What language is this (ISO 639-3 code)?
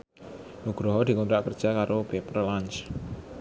jav